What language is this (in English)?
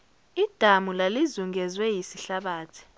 Zulu